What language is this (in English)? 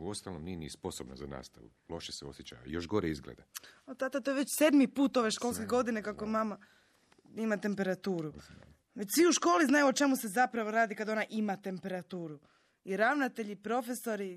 Croatian